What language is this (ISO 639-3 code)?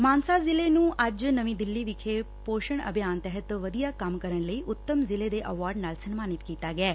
pan